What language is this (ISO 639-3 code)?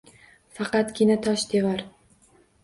uzb